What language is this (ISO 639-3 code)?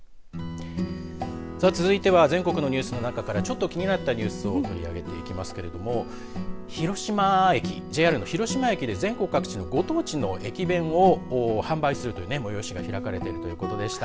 jpn